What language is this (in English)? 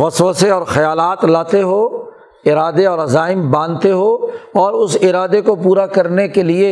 Urdu